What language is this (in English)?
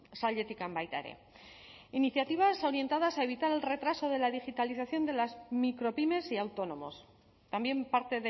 Spanish